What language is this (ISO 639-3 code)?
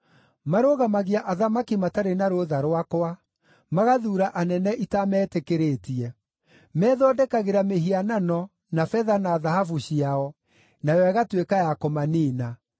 kik